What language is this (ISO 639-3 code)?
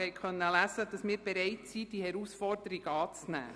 gsw